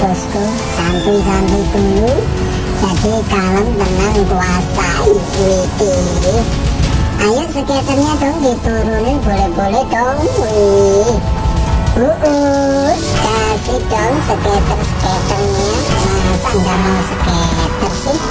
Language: Indonesian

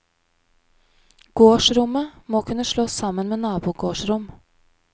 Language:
Norwegian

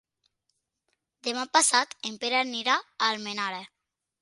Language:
Catalan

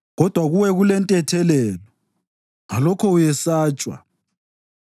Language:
North Ndebele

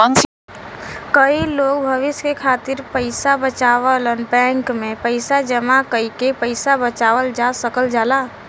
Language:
Bhojpuri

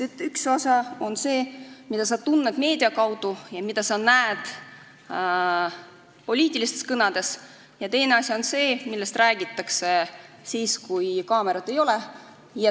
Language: Estonian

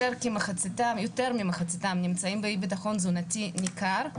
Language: Hebrew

